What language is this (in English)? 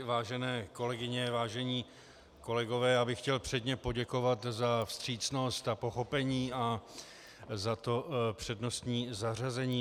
Czech